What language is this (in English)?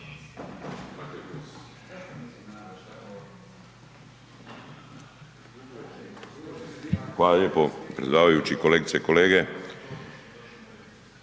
Croatian